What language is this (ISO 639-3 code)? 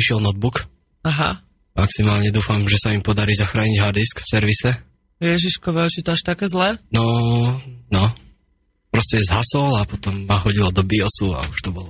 slk